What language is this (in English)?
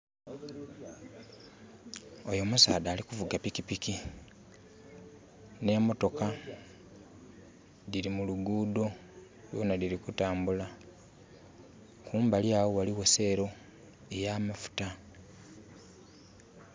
Soga